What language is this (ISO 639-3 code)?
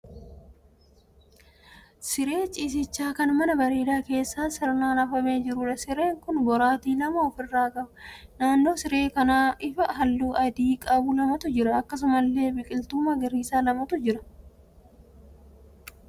orm